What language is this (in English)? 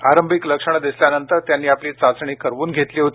Marathi